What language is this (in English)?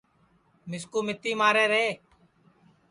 Sansi